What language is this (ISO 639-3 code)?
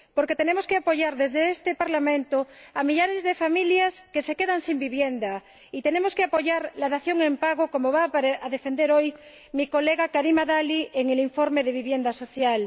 spa